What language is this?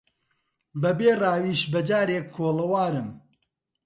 Central Kurdish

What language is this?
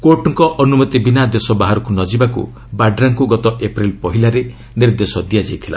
Odia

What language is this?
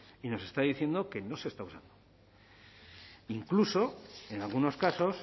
Spanish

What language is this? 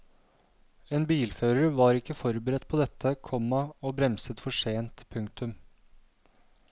Norwegian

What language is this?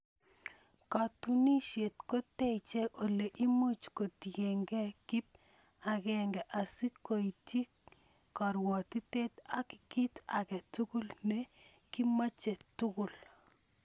Kalenjin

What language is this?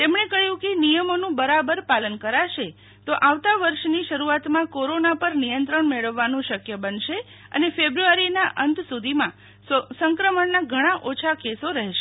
Gujarati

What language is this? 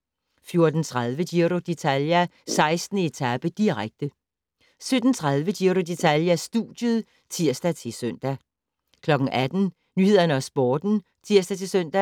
Danish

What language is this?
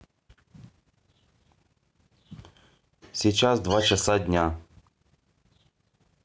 Russian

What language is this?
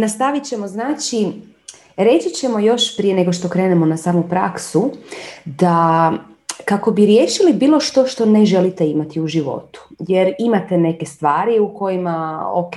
Croatian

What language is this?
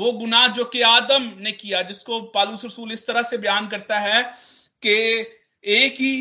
Hindi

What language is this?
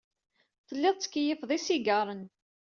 Kabyle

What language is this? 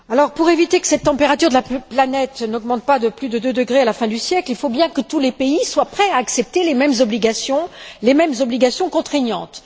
French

